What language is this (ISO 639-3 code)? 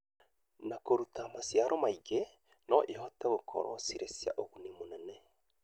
kik